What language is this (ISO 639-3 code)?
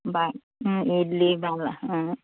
asm